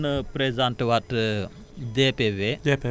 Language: Wolof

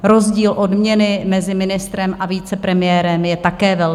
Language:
Czech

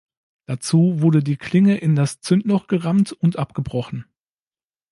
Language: German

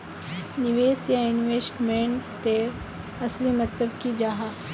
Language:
Magahi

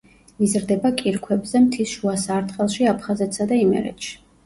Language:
Georgian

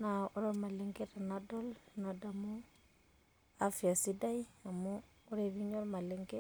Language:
Masai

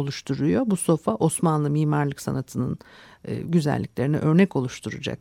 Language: Turkish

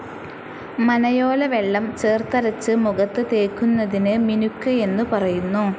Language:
Malayalam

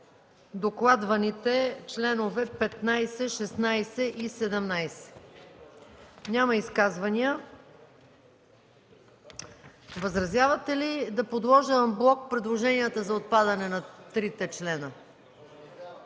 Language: Bulgarian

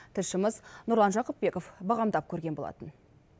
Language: Kazakh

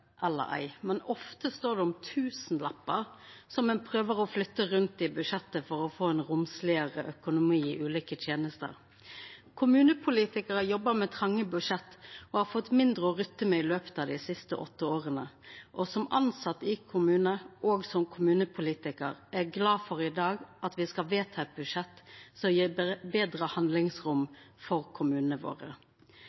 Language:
Norwegian Nynorsk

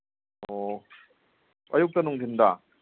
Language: Manipuri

